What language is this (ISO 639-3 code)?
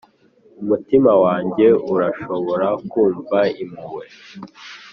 kin